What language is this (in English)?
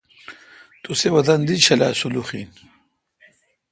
Kalkoti